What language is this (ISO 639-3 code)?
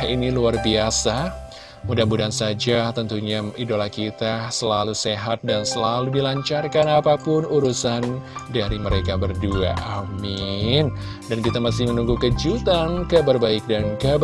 ind